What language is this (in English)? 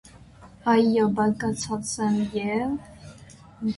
Armenian